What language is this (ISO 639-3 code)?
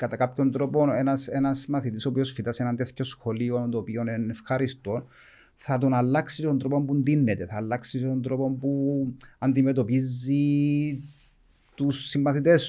ell